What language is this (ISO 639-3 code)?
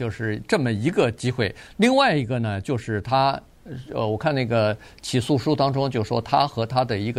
zho